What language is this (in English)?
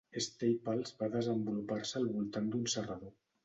Catalan